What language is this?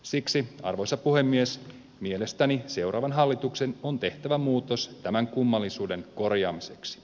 Finnish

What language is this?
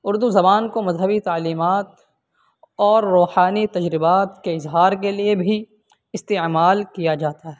Urdu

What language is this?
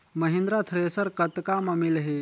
Chhattisgarhi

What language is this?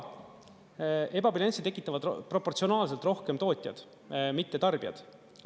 Estonian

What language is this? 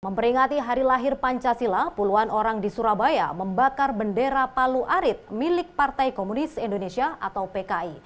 Indonesian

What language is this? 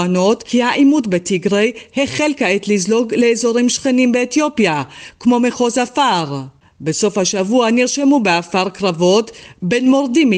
Hebrew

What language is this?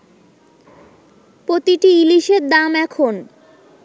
Bangla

